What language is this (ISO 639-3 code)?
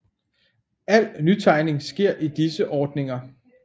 dan